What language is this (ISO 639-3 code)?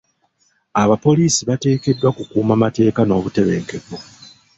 lug